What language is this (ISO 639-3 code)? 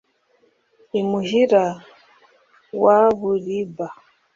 kin